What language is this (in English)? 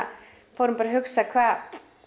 Icelandic